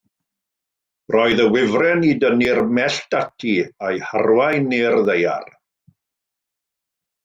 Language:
Welsh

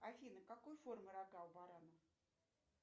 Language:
Russian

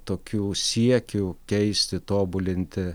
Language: Lithuanian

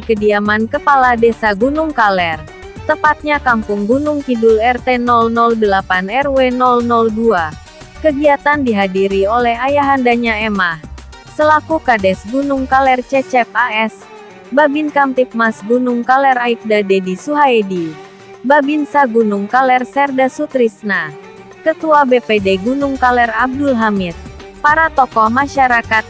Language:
Indonesian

